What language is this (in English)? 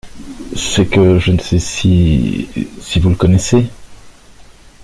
French